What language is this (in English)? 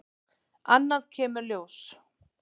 Icelandic